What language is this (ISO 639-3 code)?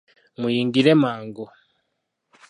lug